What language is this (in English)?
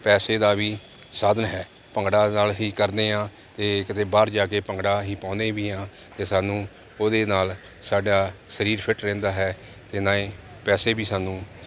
Punjabi